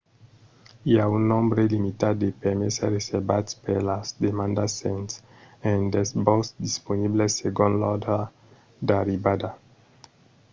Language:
Occitan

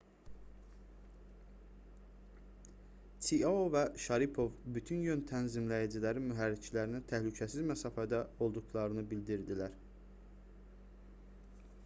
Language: Azerbaijani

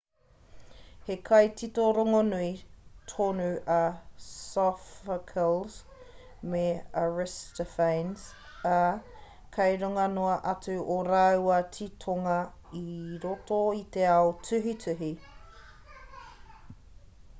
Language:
Māori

